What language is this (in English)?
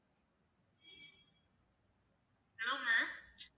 Tamil